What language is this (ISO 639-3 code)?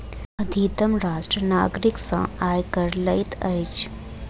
mai